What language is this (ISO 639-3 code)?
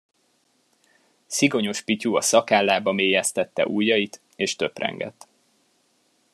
hun